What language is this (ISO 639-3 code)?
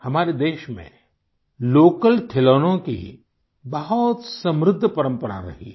hin